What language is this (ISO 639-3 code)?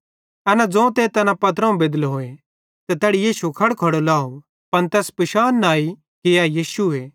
bhd